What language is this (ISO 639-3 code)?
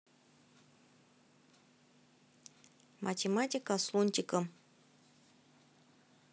rus